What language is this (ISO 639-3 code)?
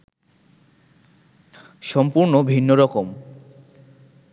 ben